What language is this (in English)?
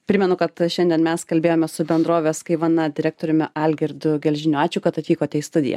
Lithuanian